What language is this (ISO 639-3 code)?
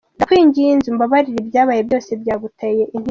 kin